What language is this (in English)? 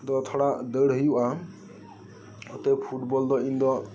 Santali